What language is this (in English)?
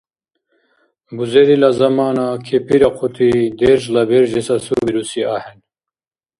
Dargwa